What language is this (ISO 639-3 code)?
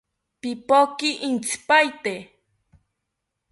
cpy